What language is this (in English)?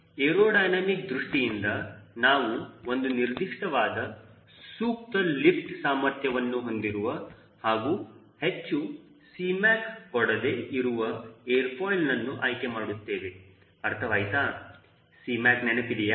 Kannada